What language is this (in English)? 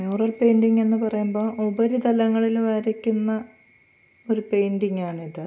Malayalam